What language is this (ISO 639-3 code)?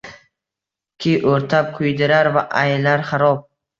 uzb